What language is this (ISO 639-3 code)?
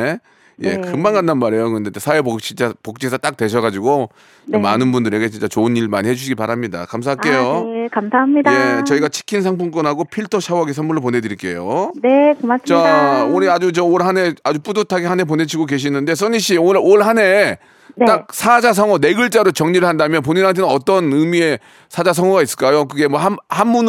kor